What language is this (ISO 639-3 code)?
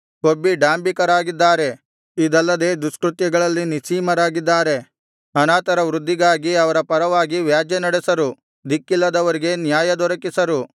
kan